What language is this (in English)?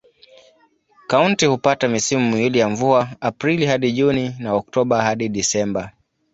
Swahili